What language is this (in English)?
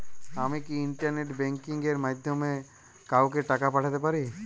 Bangla